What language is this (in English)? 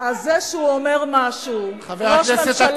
Hebrew